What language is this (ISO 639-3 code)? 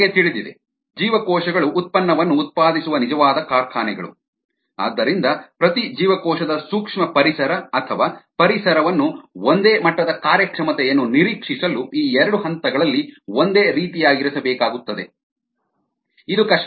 kan